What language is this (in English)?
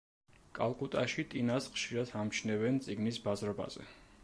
Georgian